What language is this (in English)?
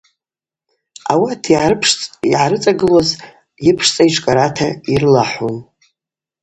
Abaza